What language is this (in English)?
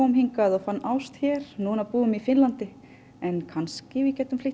Icelandic